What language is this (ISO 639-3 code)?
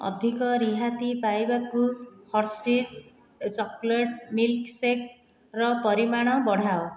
ori